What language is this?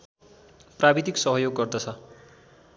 Nepali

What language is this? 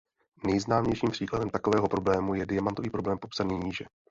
Czech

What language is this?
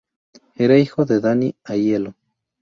Spanish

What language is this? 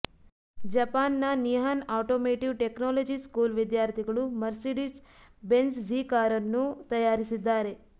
Kannada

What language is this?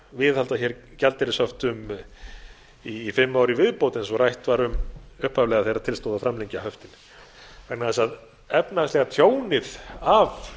Icelandic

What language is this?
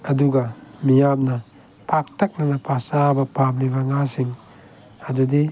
Manipuri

